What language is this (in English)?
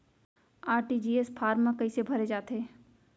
Chhattisgarhi